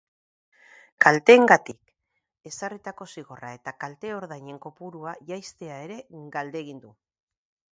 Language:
Basque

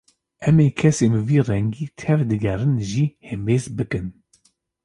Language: Kurdish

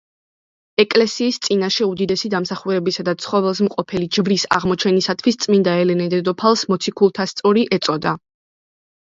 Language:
Georgian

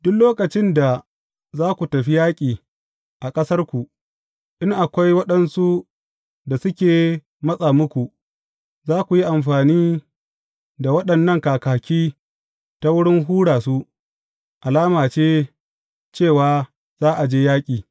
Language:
Hausa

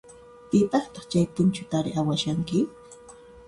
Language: Puno Quechua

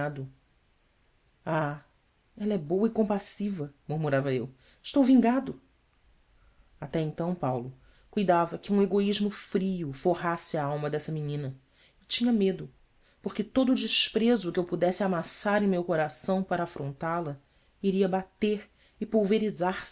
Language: Portuguese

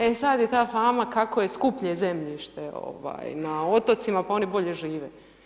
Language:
Croatian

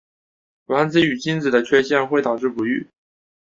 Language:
Chinese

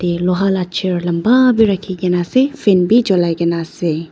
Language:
Naga Pidgin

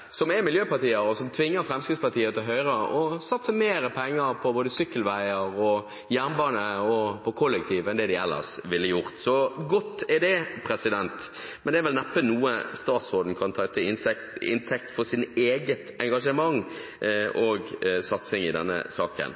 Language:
Norwegian Bokmål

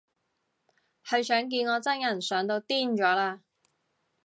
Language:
Cantonese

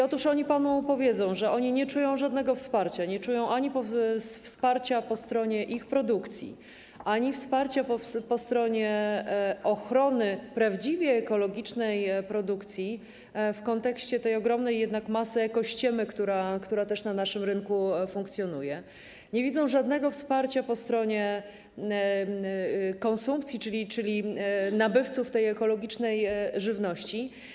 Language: Polish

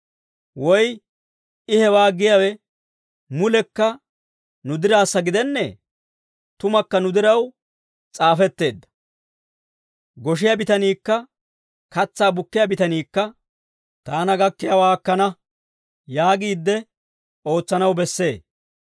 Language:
Dawro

